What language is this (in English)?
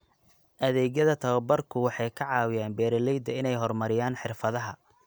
Somali